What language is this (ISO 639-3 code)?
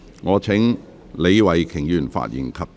yue